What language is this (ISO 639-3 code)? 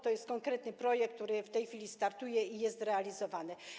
pol